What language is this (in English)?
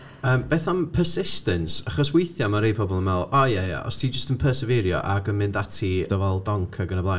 Welsh